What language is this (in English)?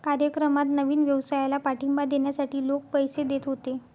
Marathi